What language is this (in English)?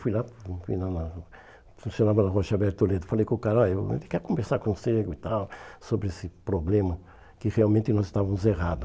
Portuguese